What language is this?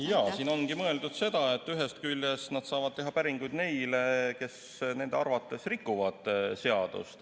Estonian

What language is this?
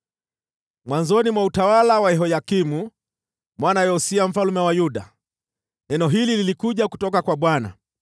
Swahili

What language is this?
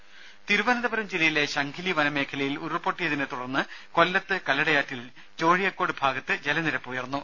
Malayalam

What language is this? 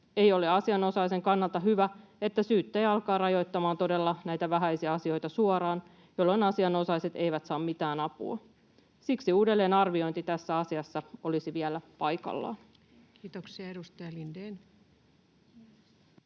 Finnish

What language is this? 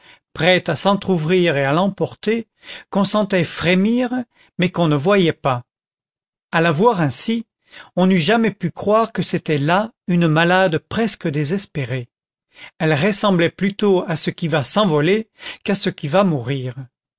French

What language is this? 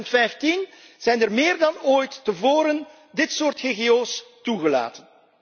Dutch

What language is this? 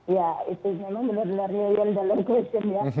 Indonesian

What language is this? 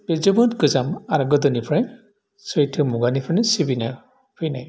Bodo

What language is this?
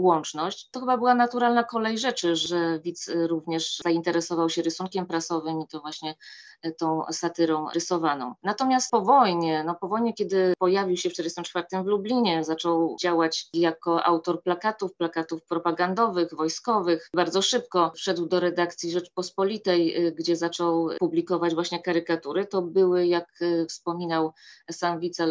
Polish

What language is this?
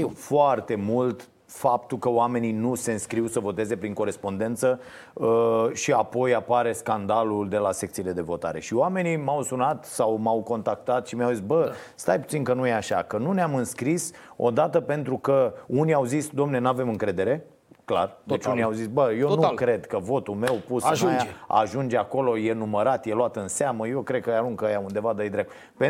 Romanian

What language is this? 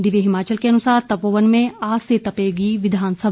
Hindi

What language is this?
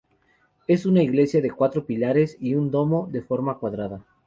Spanish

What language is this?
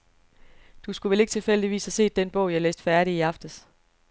Danish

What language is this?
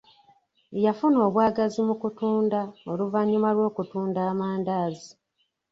Ganda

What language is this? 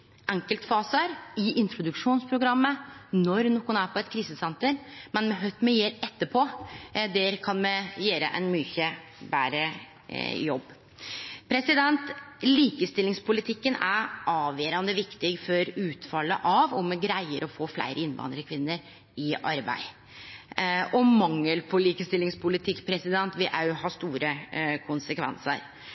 Norwegian Nynorsk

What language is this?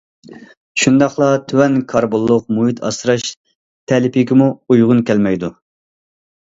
Uyghur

